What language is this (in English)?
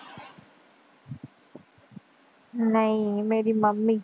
Punjabi